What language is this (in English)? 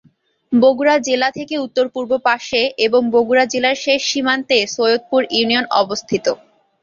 Bangla